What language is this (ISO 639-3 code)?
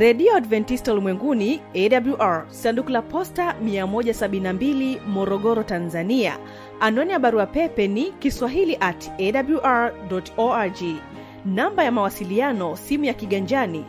swa